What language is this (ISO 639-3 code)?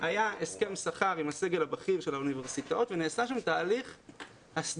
heb